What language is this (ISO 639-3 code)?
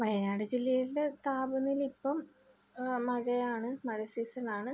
mal